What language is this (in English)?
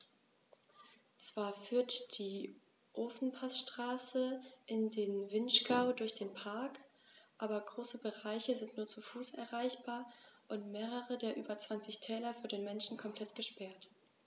German